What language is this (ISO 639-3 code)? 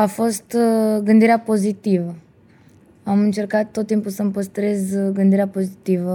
ron